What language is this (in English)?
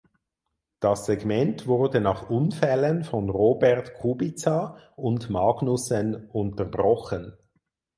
German